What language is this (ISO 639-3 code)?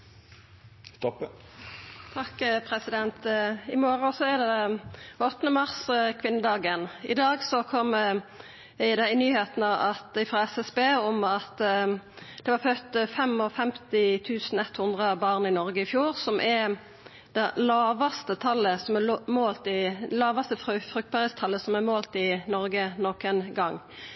nno